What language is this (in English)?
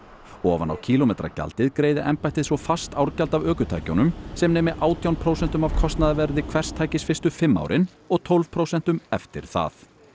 Icelandic